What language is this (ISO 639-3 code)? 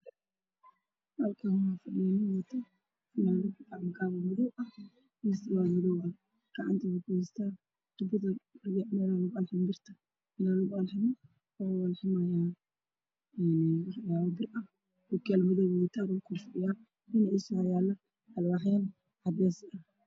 som